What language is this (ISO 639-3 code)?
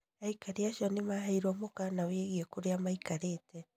kik